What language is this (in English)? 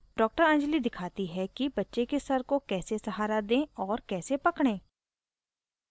Hindi